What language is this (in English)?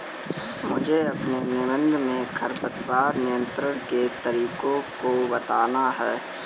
Hindi